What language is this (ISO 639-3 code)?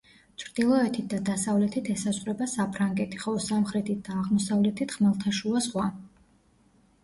kat